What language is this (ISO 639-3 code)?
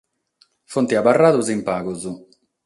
srd